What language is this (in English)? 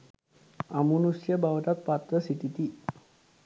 Sinhala